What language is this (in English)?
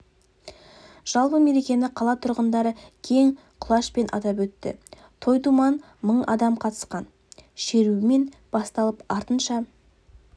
Kazakh